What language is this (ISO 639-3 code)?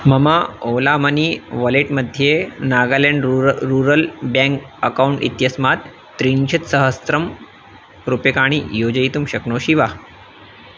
san